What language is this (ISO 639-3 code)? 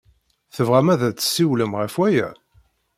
kab